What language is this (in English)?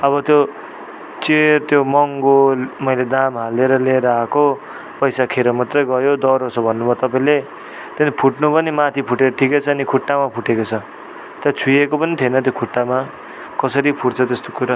Nepali